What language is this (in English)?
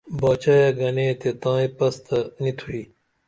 Dameli